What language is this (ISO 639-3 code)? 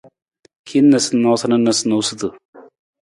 nmz